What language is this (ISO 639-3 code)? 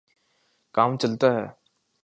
urd